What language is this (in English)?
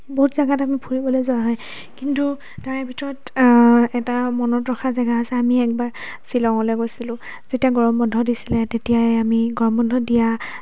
Assamese